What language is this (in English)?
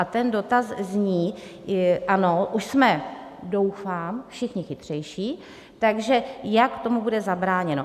Czech